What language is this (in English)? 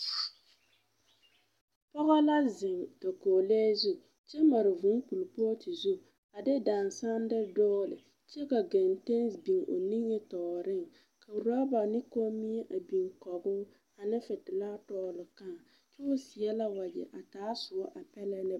Southern Dagaare